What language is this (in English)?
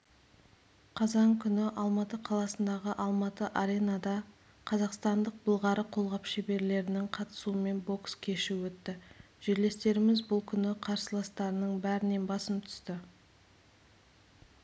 Kazakh